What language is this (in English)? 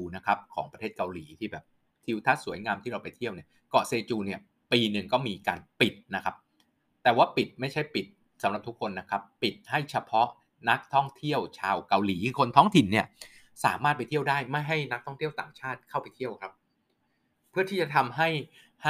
Thai